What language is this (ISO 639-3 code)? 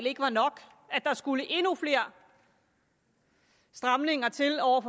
dan